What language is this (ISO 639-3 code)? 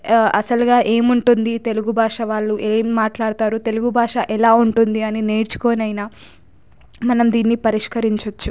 tel